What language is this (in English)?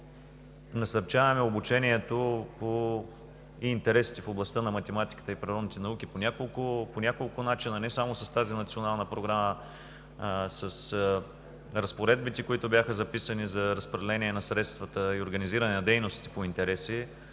Bulgarian